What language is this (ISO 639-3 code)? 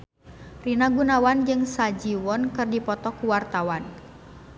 sun